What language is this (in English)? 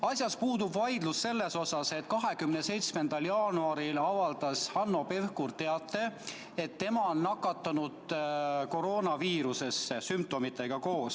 Estonian